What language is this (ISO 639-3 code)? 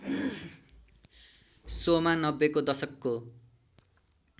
nep